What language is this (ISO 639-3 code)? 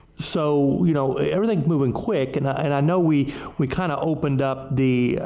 eng